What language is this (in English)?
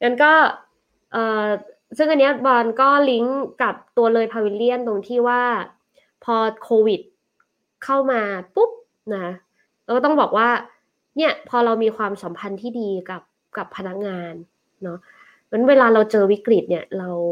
Thai